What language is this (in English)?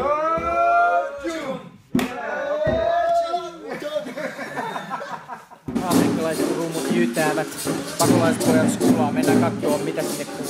Finnish